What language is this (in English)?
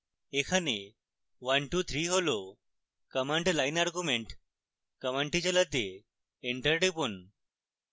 Bangla